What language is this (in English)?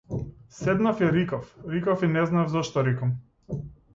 Macedonian